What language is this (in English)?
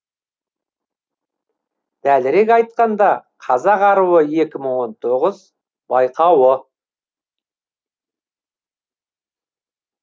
Kazakh